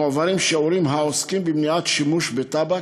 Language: Hebrew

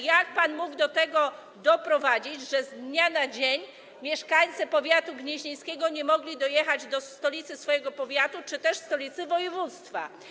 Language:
Polish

